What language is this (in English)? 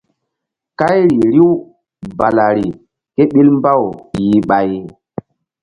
Mbum